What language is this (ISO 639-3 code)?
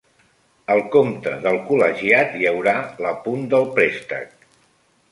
cat